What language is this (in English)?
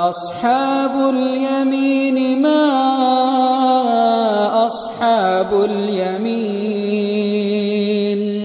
Arabic